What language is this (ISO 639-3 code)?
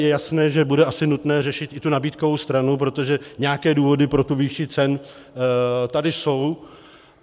ces